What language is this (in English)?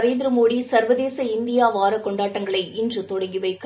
Tamil